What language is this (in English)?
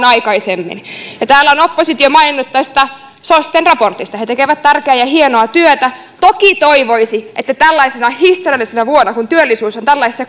Finnish